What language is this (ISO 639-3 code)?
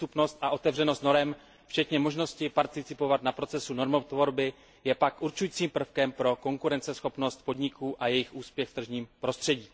ces